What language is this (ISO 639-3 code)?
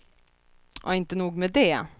swe